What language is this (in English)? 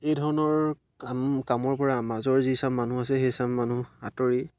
Assamese